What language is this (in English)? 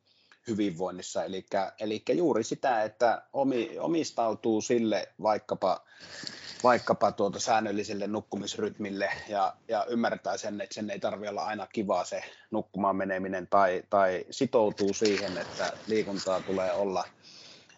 Finnish